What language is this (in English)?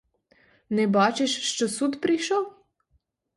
Ukrainian